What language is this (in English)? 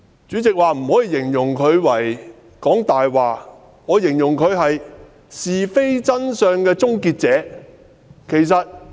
Cantonese